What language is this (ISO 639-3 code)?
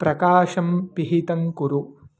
san